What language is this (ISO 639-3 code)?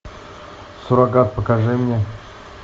rus